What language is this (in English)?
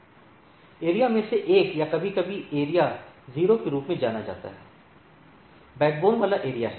Hindi